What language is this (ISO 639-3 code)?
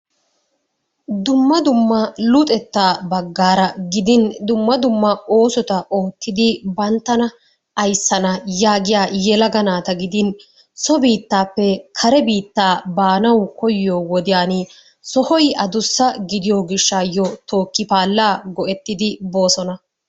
wal